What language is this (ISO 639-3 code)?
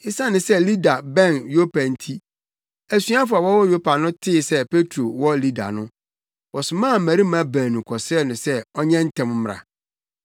aka